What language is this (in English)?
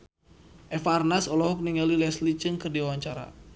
Sundanese